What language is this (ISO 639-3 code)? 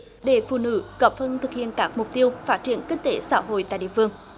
vie